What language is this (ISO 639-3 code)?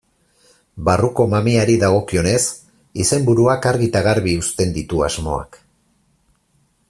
eus